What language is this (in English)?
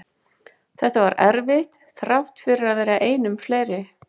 Icelandic